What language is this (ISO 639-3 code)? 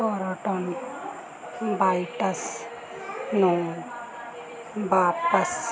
pan